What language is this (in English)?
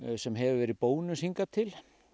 Icelandic